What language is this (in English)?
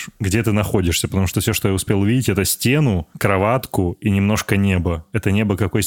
Russian